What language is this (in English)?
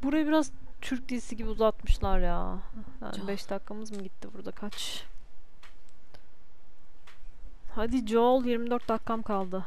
Turkish